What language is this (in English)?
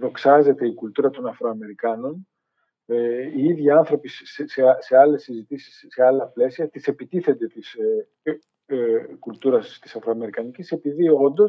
Greek